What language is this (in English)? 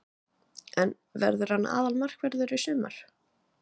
Icelandic